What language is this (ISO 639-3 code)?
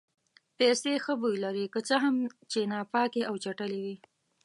pus